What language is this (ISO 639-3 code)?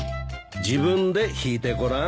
jpn